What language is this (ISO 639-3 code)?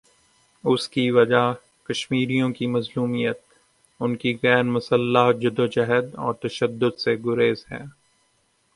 urd